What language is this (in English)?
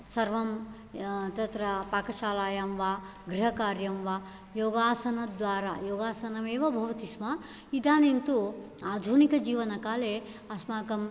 Sanskrit